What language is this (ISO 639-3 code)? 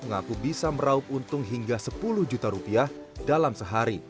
ind